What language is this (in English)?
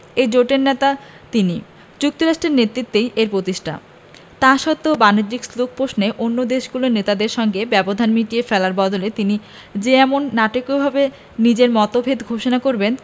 Bangla